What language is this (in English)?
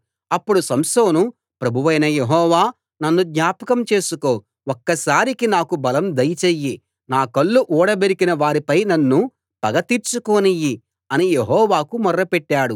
Telugu